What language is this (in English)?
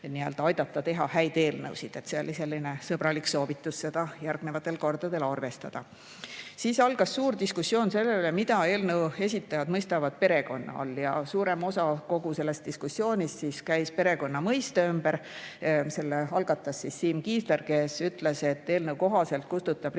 Estonian